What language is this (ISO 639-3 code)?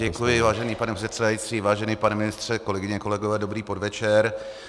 ces